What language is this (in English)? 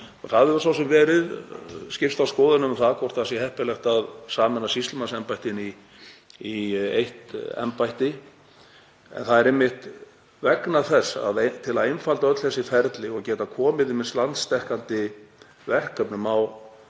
Icelandic